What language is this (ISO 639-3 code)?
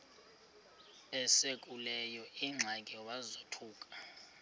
xho